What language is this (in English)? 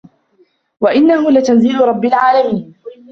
Arabic